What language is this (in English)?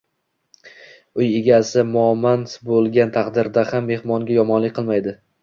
Uzbek